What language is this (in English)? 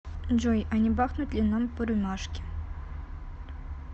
Russian